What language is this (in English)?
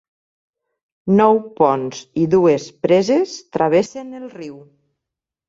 Catalan